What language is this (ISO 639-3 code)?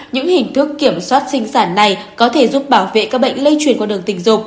vie